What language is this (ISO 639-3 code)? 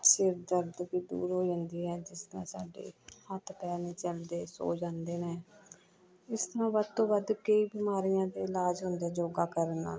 pan